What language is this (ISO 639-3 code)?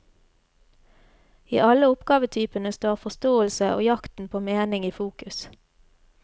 nor